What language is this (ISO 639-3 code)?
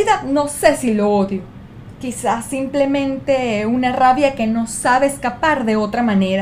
spa